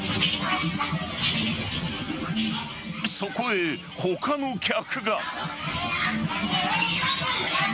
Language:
Japanese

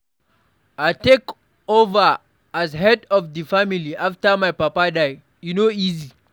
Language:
Nigerian Pidgin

